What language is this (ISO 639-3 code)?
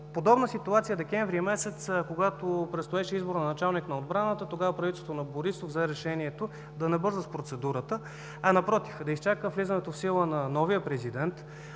bul